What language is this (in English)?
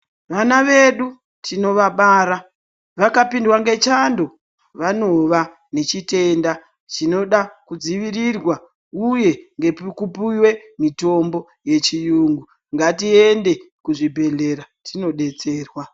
Ndau